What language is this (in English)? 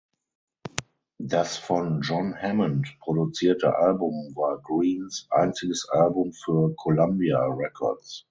German